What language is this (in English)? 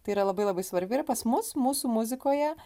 Lithuanian